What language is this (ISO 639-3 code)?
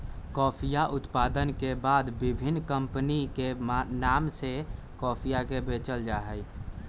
mag